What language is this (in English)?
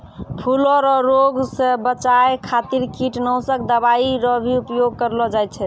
Maithili